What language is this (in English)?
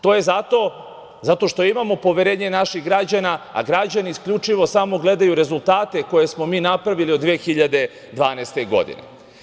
Serbian